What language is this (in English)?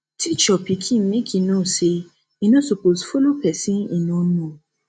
Nigerian Pidgin